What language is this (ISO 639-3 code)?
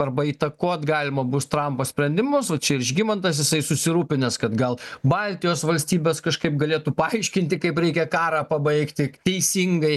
lit